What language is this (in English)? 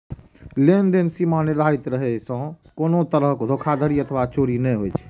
Maithili